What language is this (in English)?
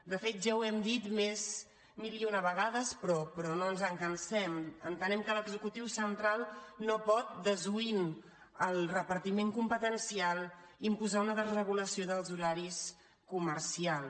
Catalan